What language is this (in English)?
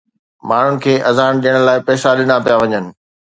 Sindhi